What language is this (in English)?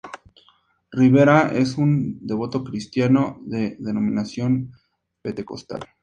Spanish